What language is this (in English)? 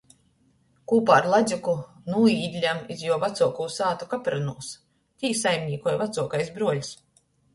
Latgalian